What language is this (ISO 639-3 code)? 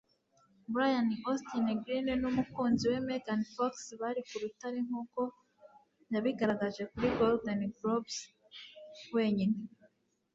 kin